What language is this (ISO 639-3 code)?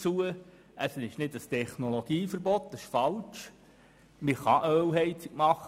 gsw